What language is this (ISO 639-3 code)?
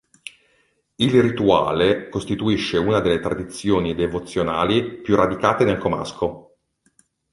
ita